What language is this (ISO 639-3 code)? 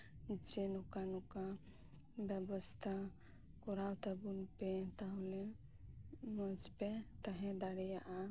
sat